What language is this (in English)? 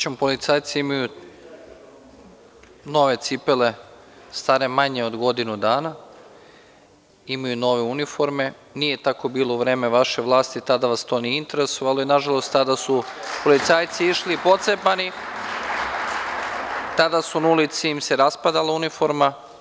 Serbian